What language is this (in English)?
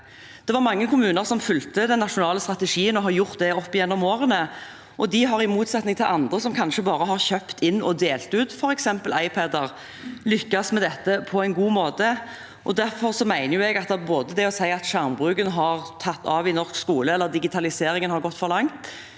Norwegian